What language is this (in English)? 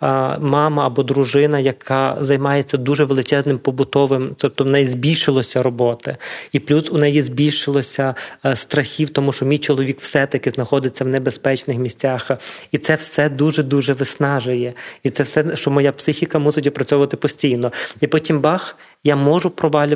Ukrainian